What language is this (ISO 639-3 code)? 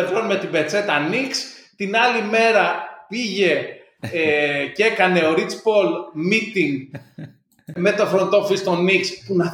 ell